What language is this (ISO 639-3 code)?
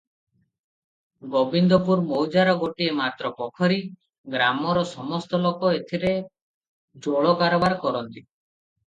ori